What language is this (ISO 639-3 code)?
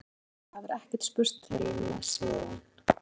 isl